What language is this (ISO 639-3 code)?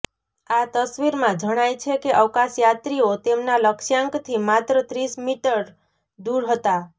guj